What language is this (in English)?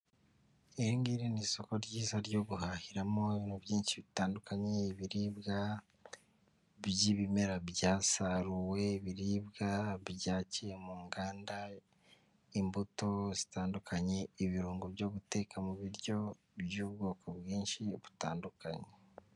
Kinyarwanda